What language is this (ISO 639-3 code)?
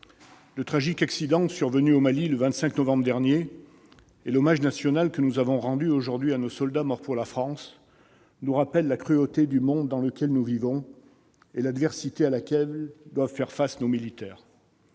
fra